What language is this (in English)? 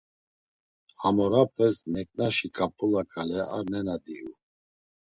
Laz